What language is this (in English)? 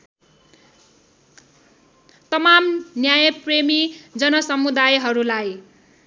Nepali